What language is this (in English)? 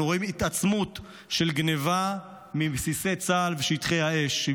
Hebrew